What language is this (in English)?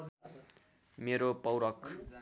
Nepali